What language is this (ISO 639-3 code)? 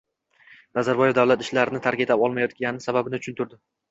uzb